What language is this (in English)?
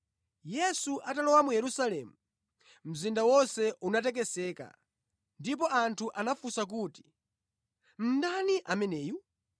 Nyanja